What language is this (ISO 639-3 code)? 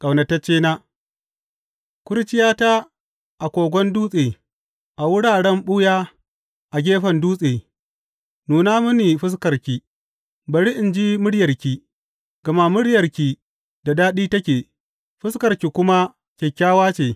hau